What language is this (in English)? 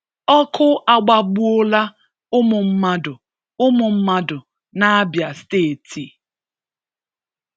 Igbo